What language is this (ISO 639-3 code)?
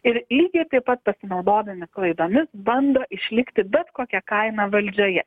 lit